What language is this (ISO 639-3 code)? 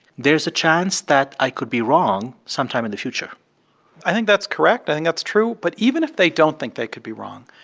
eng